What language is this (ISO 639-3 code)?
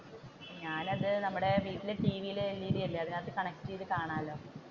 mal